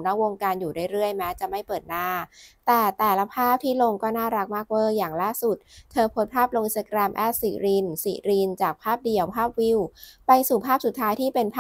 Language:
Thai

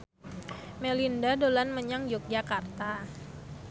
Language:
Javanese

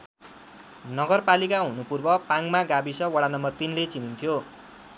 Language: Nepali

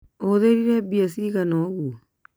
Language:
Kikuyu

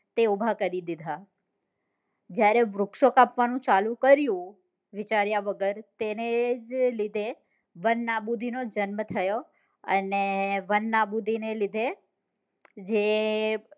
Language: Gujarati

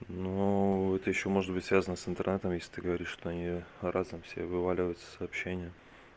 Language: Russian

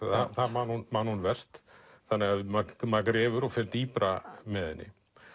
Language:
Icelandic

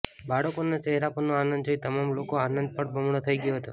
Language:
Gujarati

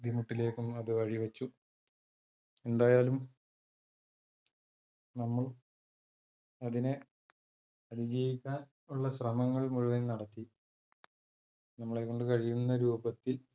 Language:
Malayalam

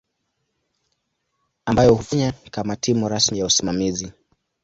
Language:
Swahili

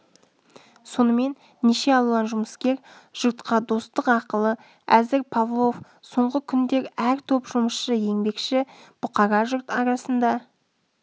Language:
Kazakh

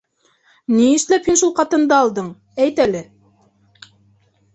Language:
Bashkir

